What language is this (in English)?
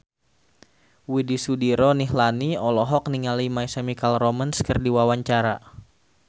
Sundanese